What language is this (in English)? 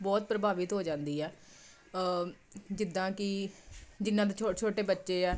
Punjabi